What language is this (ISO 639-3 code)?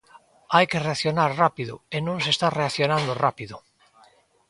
glg